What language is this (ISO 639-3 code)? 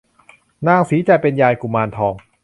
tha